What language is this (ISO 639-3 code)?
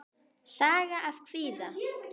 isl